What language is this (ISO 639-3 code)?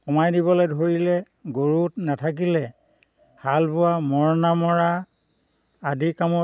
asm